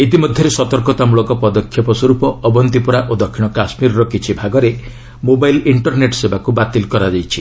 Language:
Odia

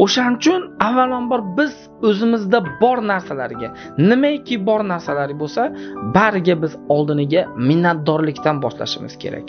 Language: Turkish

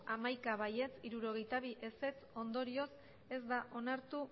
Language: Basque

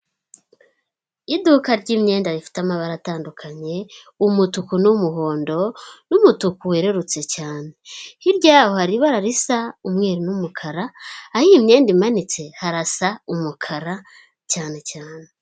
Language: Kinyarwanda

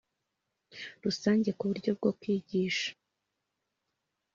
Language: Kinyarwanda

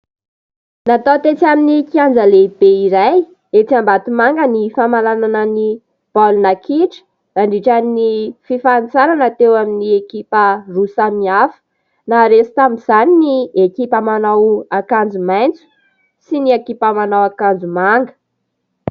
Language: Malagasy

